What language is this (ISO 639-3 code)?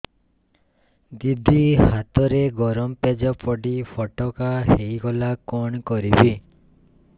ori